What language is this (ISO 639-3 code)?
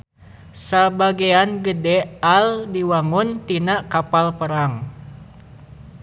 sun